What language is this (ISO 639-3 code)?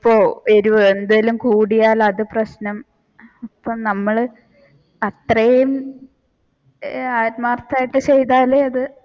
mal